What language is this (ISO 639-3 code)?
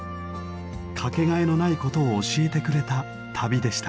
jpn